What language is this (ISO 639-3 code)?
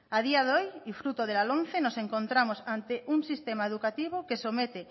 spa